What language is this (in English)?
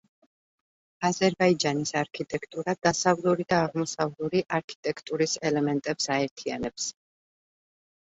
Georgian